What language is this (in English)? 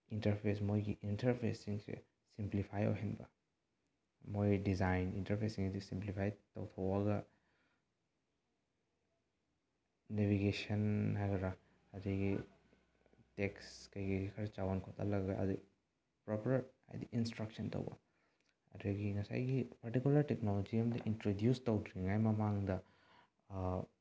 Manipuri